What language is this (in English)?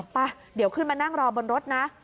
Thai